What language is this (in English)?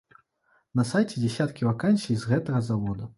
Belarusian